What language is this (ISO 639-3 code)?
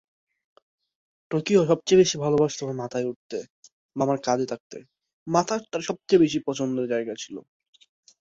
ben